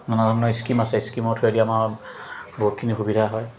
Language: Assamese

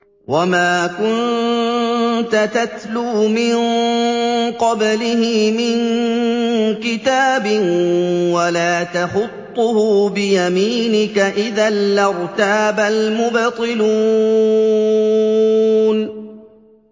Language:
Arabic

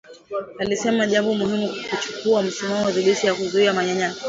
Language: Swahili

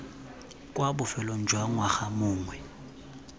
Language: Tswana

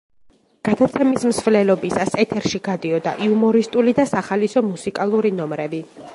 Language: Georgian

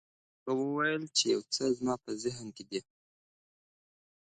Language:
Pashto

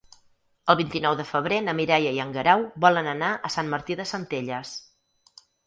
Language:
Catalan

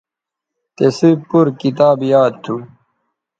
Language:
Bateri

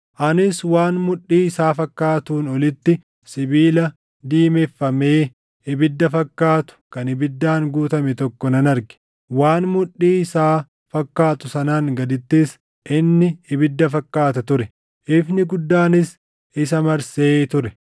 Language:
Oromo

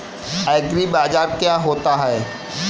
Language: Hindi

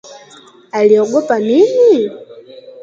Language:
Swahili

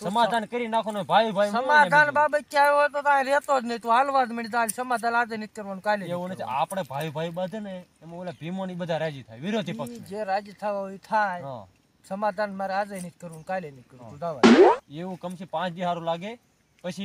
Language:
Arabic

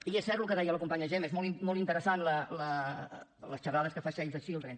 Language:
Catalan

